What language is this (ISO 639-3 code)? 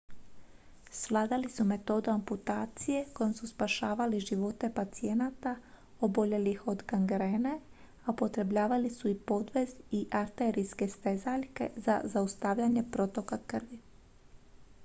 hrv